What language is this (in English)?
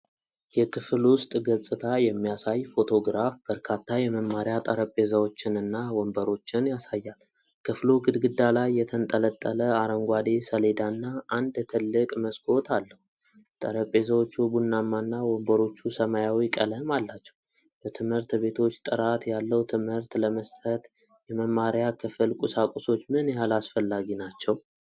Amharic